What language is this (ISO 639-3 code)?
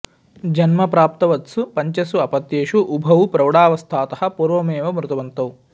san